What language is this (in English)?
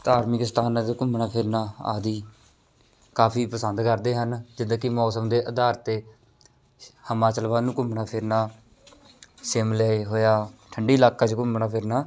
Punjabi